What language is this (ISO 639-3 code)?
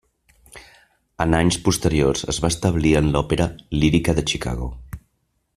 cat